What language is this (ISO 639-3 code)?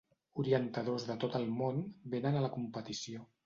cat